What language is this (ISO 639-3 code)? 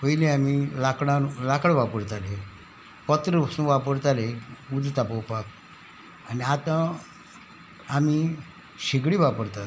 kok